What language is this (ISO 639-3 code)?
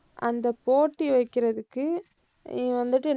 tam